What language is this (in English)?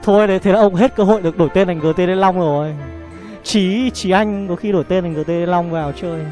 Vietnamese